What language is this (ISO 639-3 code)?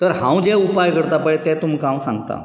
kok